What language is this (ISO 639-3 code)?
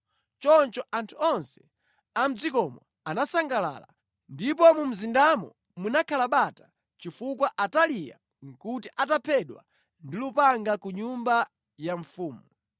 nya